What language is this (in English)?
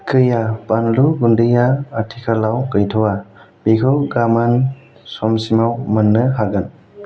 Bodo